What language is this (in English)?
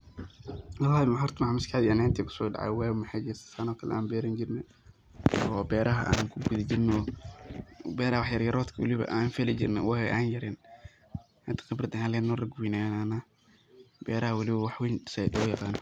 Somali